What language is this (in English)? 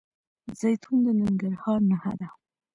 Pashto